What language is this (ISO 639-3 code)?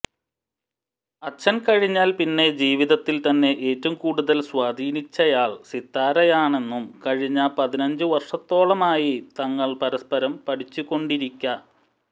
mal